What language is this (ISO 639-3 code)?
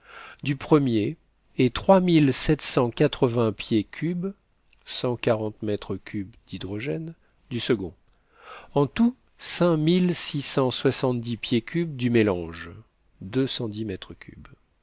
fra